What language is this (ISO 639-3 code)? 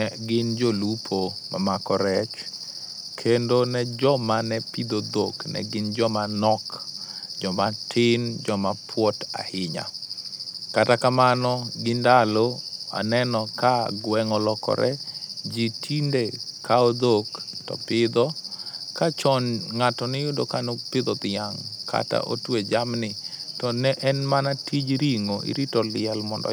luo